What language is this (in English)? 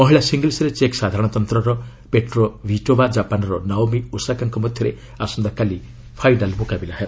Odia